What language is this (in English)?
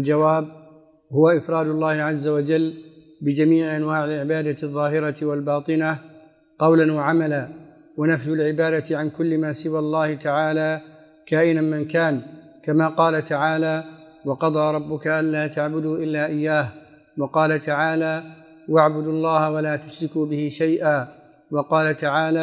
Arabic